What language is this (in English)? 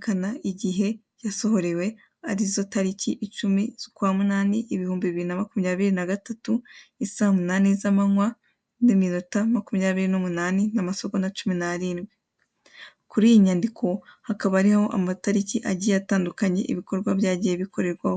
Kinyarwanda